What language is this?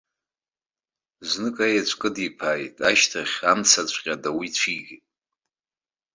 Abkhazian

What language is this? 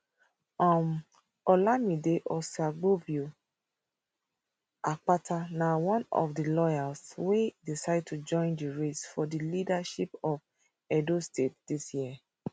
Nigerian Pidgin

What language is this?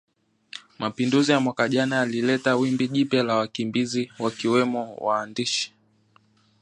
Swahili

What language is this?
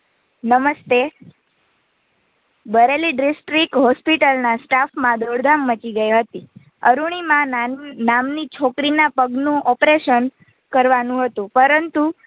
Gujarati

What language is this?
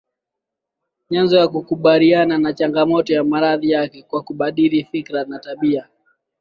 Swahili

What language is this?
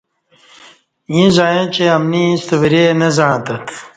Kati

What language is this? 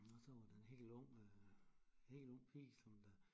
Danish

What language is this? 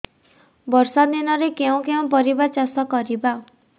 Odia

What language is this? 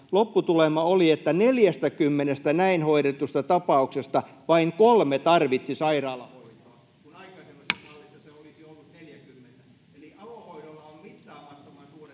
Finnish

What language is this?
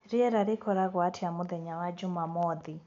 Kikuyu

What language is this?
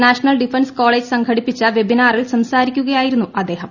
Malayalam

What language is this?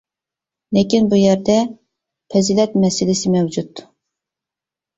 Uyghur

